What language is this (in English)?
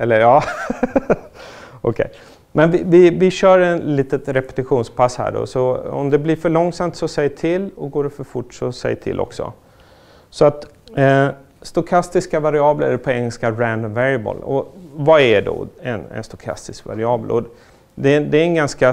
Swedish